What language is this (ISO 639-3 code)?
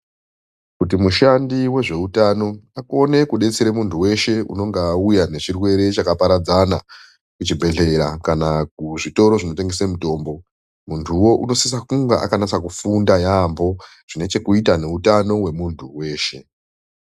ndc